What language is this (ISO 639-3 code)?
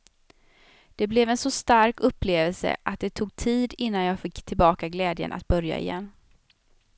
swe